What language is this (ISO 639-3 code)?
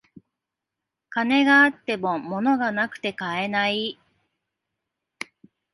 jpn